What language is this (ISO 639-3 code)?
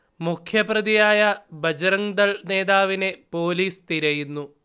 mal